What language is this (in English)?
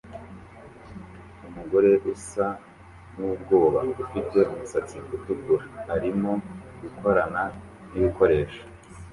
Kinyarwanda